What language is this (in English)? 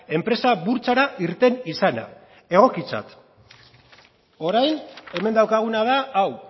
Basque